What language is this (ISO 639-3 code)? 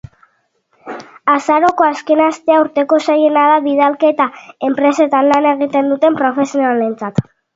eus